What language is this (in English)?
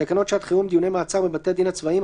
Hebrew